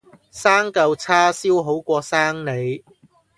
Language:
Cantonese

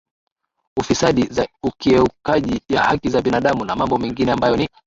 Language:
Swahili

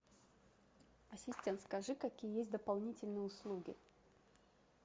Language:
Russian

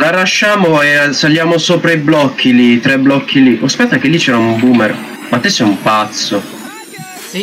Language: Italian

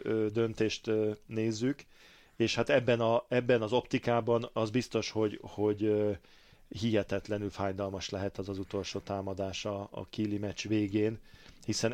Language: Hungarian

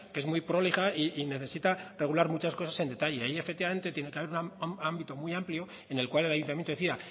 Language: Spanish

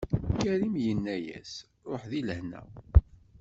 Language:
Kabyle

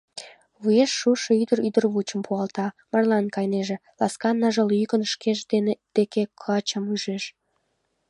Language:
Mari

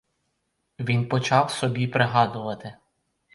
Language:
Ukrainian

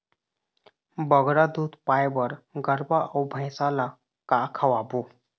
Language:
Chhattisgarhi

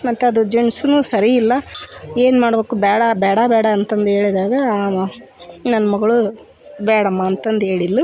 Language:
Kannada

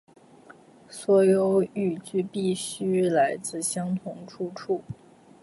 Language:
Chinese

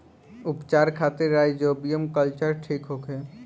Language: Bhojpuri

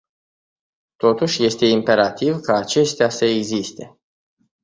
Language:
Romanian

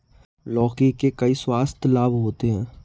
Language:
Hindi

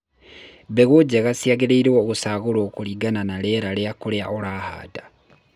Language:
Kikuyu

